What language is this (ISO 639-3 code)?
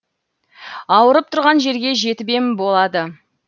kaz